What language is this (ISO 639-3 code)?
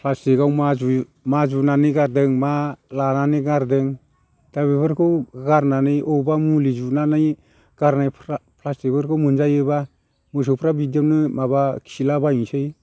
brx